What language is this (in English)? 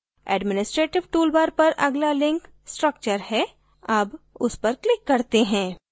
Hindi